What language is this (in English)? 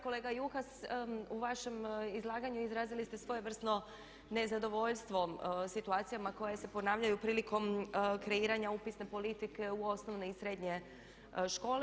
Croatian